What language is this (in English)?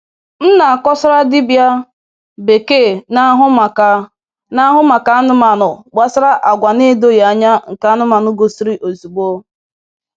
Igbo